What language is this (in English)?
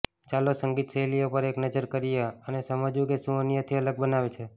Gujarati